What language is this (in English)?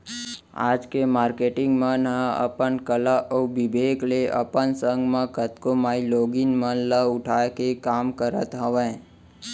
Chhattisgarhi